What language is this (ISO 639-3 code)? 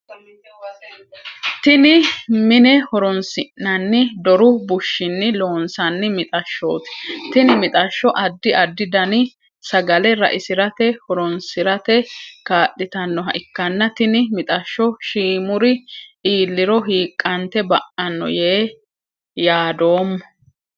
sid